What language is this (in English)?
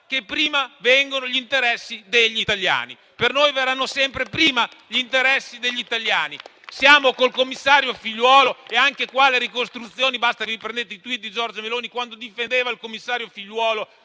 Italian